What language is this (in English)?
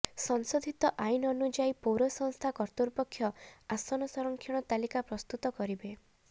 Odia